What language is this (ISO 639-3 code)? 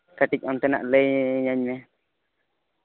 sat